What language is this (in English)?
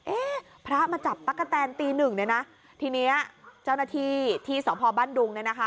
Thai